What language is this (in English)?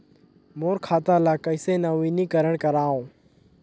Chhattisgarhi